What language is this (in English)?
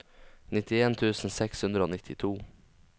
Norwegian